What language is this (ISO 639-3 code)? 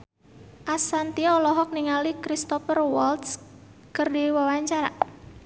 sun